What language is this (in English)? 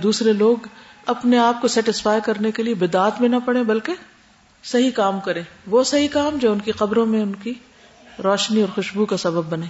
Urdu